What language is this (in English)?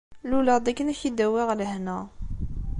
Kabyle